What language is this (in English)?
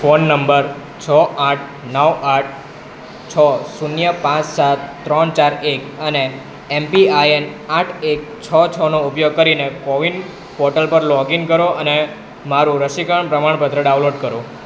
Gujarati